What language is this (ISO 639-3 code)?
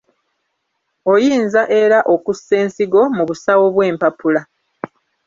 lug